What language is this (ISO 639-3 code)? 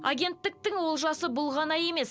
kaz